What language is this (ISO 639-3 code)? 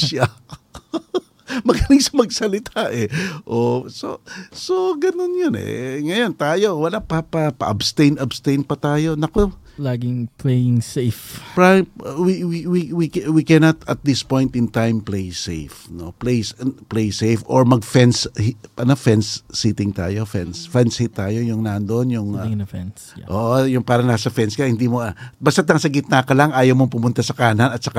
fil